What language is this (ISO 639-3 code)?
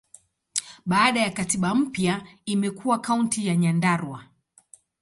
swa